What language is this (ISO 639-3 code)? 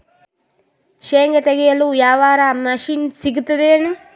kan